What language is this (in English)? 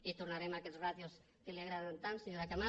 Catalan